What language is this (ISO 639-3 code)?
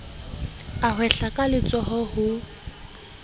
sot